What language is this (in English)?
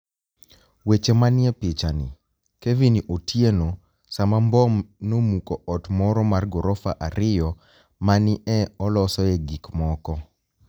Luo (Kenya and Tanzania)